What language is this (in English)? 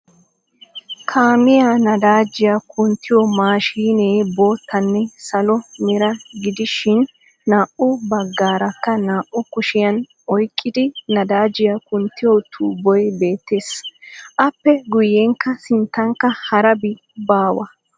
Wolaytta